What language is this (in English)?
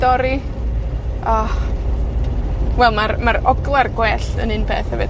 Welsh